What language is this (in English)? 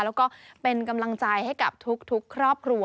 Thai